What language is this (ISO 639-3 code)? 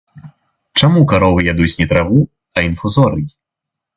bel